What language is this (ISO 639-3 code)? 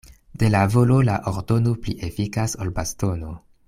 epo